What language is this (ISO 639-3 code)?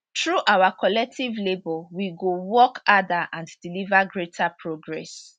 pcm